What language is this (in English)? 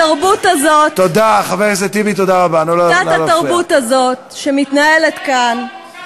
Hebrew